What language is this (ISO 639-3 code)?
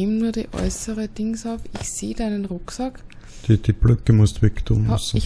deu